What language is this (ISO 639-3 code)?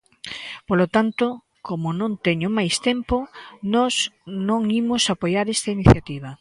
glg